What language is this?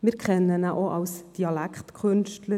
Swiss German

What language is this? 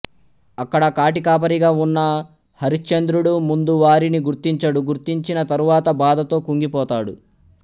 Telugu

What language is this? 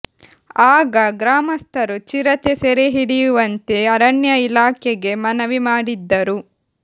Kannada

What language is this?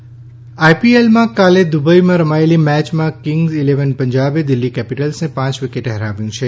Gujarati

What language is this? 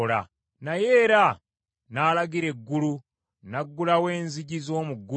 Ganda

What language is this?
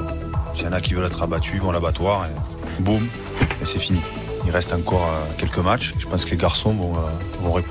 French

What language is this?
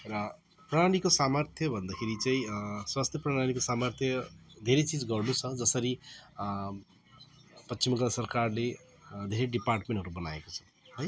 Nepali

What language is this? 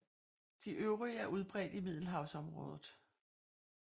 Danish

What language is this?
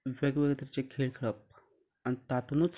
Konkani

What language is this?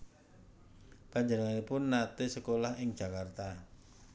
Javanese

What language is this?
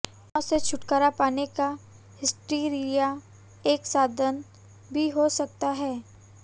Hindi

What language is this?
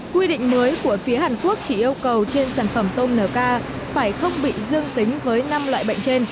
Vietnamese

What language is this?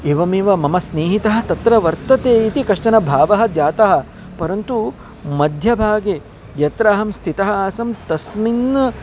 Sanskrit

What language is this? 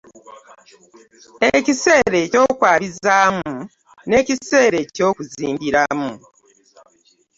Ganda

